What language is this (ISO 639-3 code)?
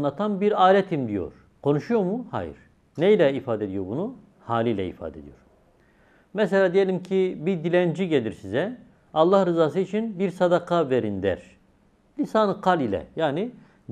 tur